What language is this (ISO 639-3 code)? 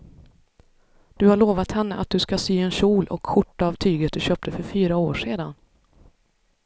swe